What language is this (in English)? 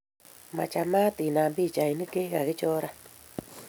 Kalenjin